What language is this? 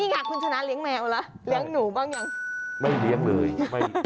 Thai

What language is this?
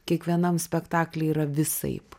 Lithuanian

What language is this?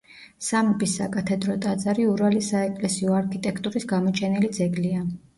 Georgian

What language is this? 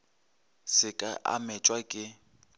Northern Sotho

